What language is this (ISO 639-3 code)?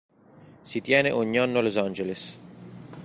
ita